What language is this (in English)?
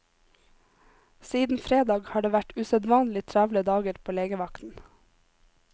Norwegian